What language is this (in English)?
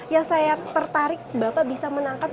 Indonesian